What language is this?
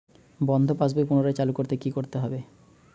Bangla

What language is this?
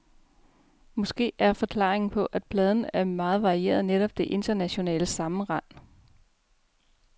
Danish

